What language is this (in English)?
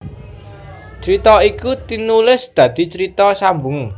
Javanese